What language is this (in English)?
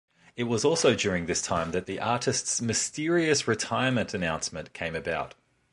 English